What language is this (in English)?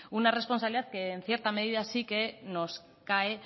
Spanish